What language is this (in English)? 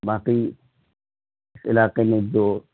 Urdu